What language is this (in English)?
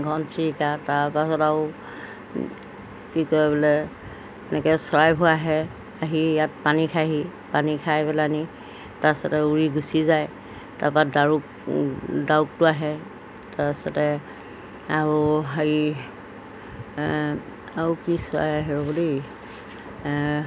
Assamese